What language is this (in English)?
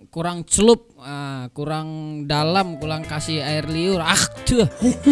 Indonesian